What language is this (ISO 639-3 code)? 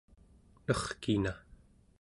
esu